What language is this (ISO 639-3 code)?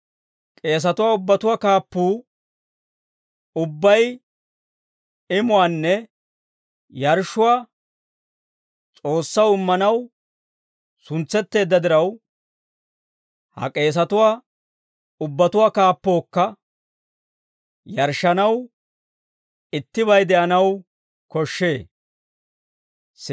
dwr